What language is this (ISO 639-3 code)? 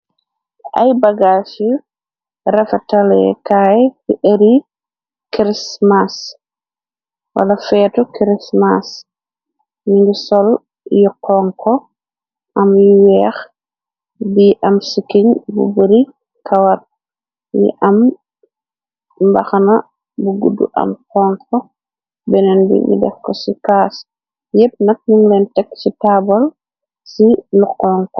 wol